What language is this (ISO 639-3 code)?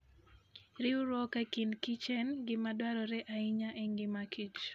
luo